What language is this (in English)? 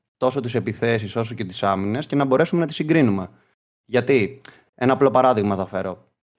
Greek